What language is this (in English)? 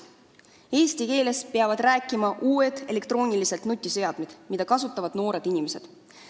Estonian